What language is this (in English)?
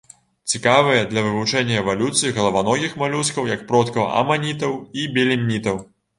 Belarusian